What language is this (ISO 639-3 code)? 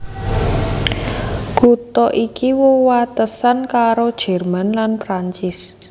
jav